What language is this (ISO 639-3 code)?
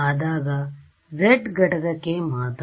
kan